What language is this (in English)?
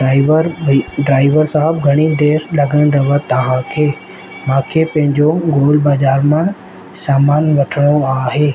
Sindhi